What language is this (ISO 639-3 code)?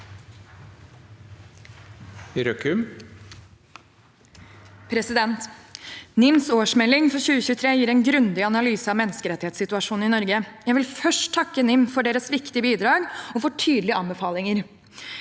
nor